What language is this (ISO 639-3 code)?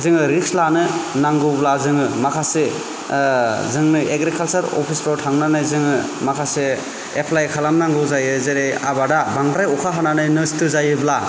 brx